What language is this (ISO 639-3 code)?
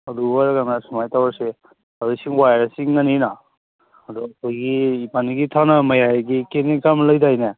mni